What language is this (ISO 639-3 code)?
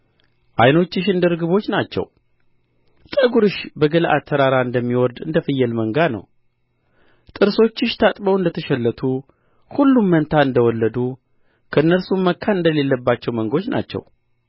amh